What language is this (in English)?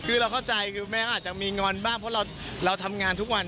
Thai